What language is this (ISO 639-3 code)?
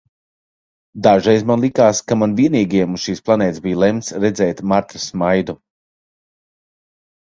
lav